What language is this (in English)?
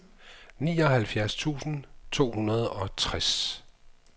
Danish